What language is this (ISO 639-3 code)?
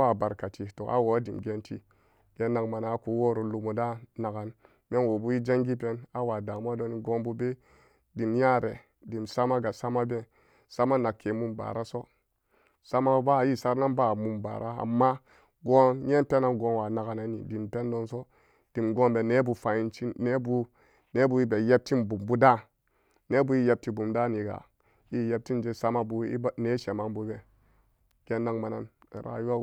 ccg